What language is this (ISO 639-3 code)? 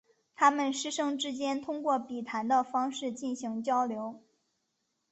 zho